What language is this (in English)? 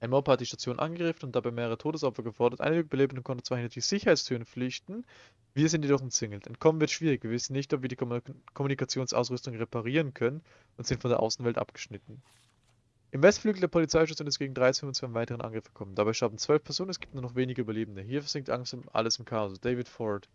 German